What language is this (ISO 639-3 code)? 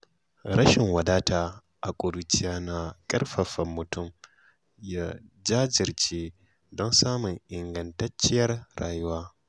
hau